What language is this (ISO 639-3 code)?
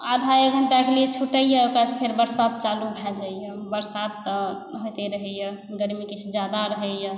mai